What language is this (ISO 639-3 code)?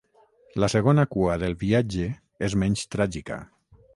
cat